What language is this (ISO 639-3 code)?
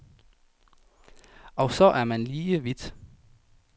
dan